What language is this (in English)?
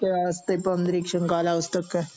Malayalam